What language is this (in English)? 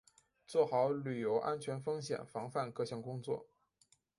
Chinese